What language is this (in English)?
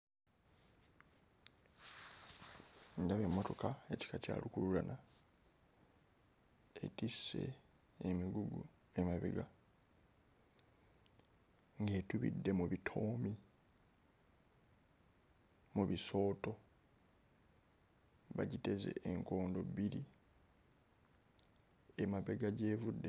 Ganda